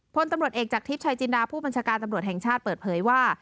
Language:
Thai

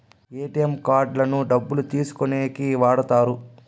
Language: Telugu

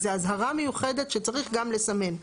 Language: Hebrew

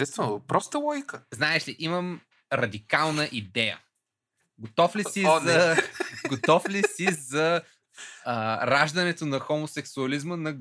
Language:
Bulgarian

